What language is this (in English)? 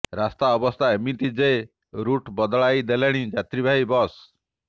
Odia